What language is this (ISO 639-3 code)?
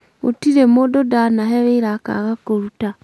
kik